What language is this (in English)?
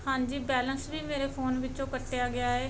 Punjabi